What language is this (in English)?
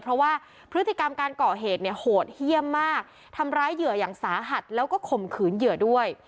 Thai